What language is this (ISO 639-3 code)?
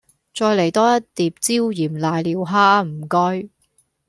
yue